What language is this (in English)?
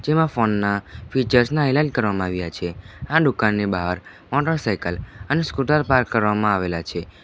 Gujarati